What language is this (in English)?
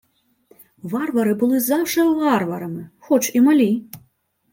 Ukrainian